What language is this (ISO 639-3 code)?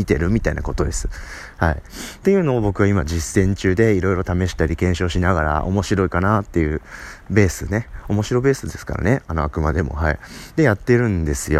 jpn